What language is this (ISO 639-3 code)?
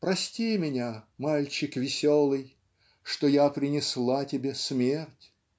rus